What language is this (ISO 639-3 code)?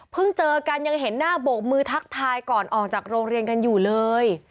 tha